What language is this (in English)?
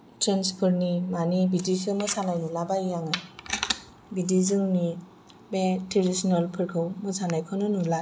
Bodo